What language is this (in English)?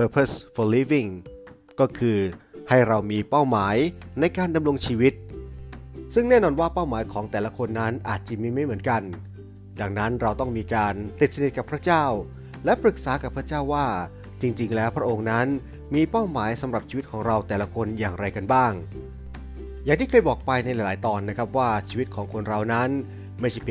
Thai